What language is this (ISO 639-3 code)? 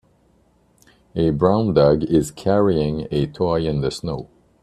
eng